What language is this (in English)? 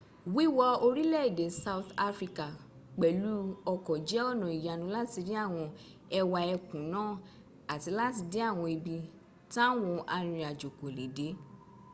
Yoruba